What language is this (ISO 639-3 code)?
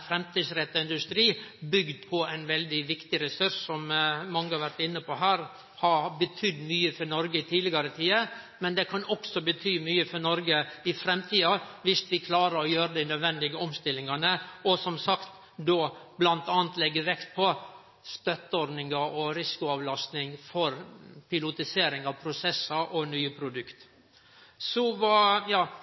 nno